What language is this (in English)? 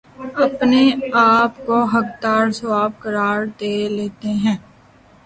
Urdu